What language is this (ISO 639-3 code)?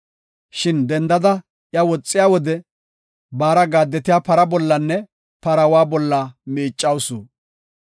gof